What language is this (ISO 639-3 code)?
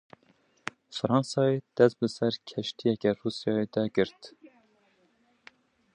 kur